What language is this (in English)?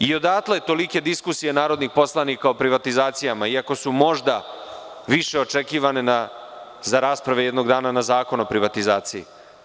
Serbian